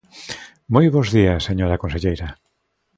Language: Galician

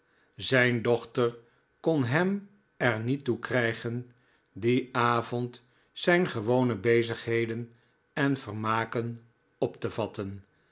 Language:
Dutch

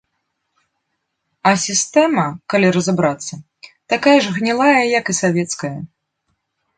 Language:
Belarusian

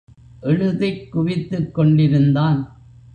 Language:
Tamil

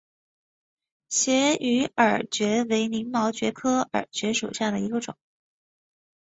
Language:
Chinese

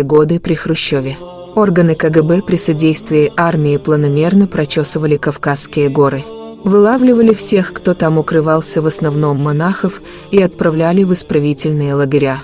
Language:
Russian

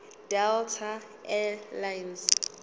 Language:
Zulu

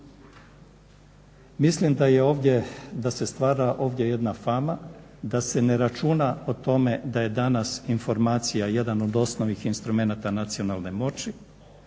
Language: Croatian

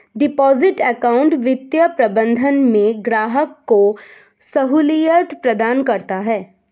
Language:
Hindi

